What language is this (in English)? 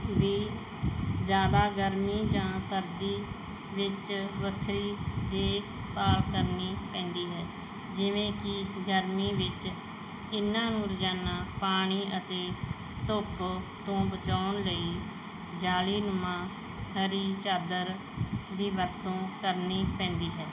Punjabi